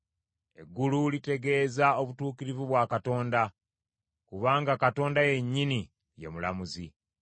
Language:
Ganda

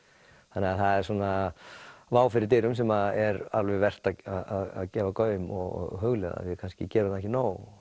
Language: Icelandic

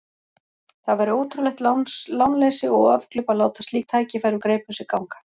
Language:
Icelandic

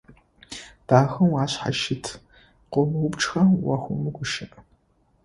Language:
Adyghe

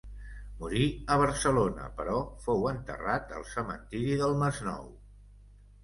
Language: Catalan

